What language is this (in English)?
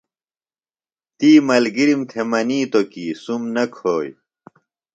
Phalura